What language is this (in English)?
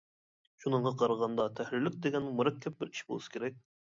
Uyghur